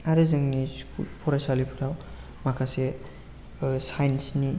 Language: Bodo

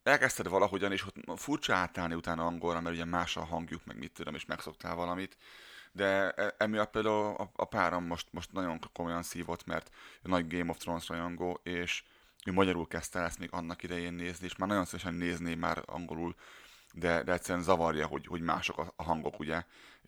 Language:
Hungarian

